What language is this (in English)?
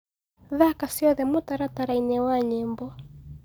Kikuyu